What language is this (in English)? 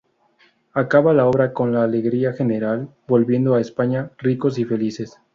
Spanish